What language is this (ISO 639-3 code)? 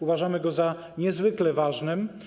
pol